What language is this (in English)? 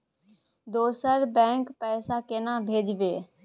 Maithili